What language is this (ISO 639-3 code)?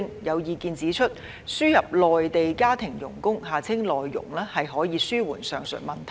yue